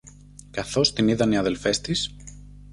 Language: Greek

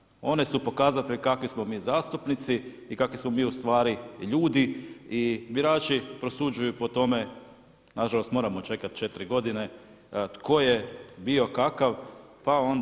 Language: Croatian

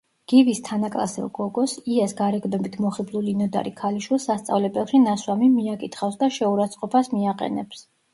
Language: Georgian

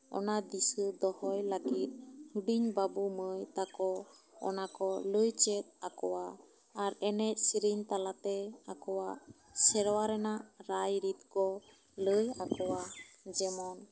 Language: Santali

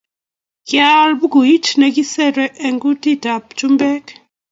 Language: Kalenjin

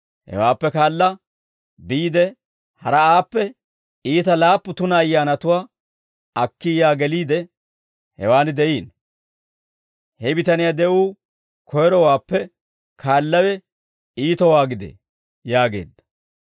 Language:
Dawro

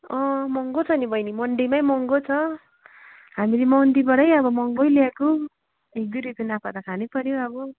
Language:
Nepali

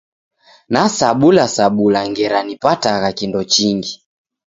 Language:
Taita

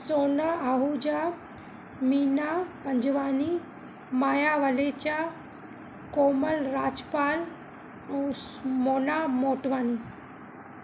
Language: Sindhi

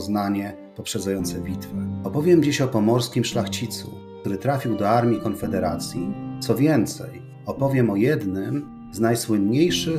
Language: Polish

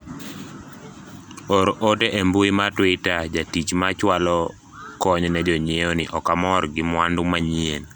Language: Luo (Kenya and Tanzania)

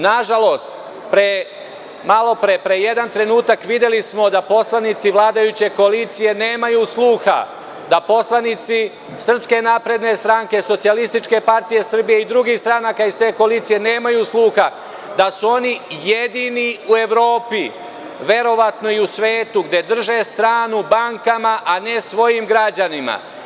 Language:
Serbian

